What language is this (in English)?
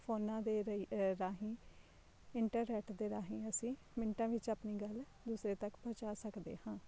Punjabi